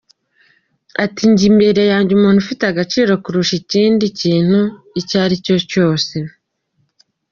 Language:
Kinyarwanda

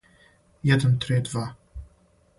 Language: Serbian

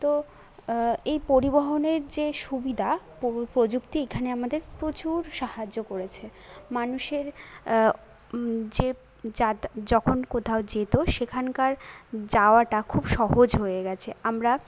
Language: Bangla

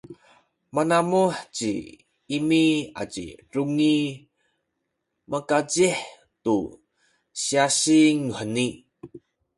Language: Sakizaya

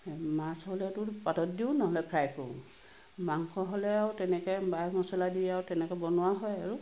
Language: Assamese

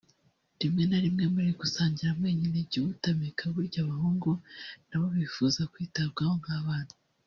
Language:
Kinyarwanda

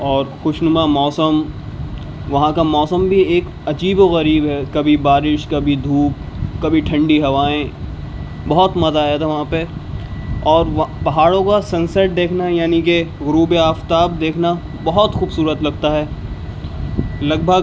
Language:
Urdu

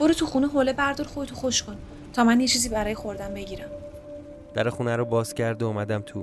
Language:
Persian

